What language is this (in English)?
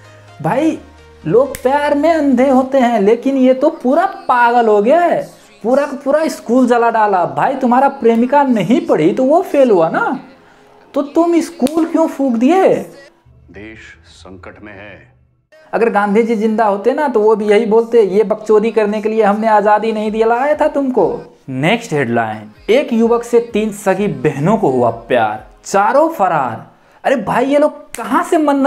Hindi